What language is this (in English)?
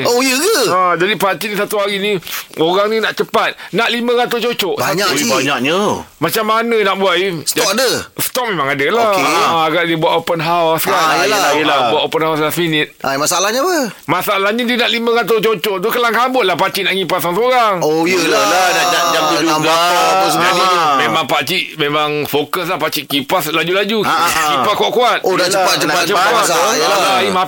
Malay